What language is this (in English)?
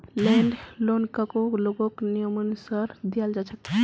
Magahi